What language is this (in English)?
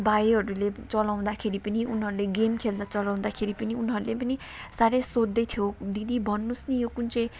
Nepali